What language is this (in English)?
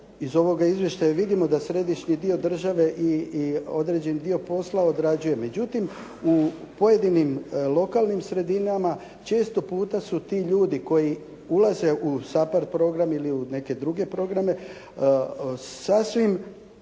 Croatian